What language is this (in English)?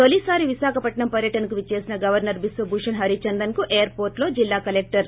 Telugu